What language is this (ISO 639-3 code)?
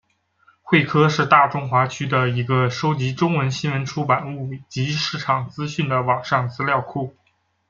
zho